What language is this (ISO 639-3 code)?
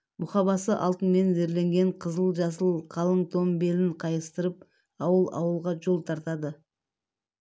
kaz